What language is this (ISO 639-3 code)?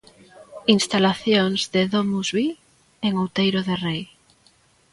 glg